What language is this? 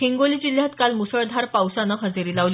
Marathi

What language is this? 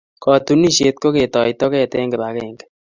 Kalenjin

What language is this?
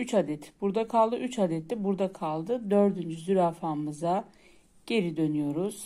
Turkish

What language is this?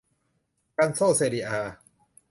Thai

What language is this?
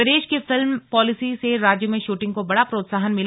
Hindi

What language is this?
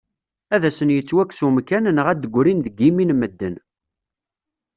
Kabyle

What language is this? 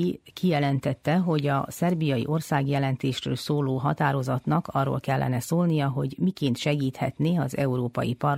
Hungarian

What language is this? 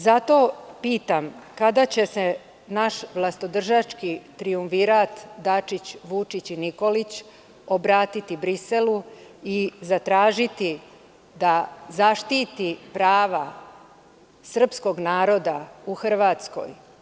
Serbian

